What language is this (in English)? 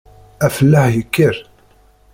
Kabyle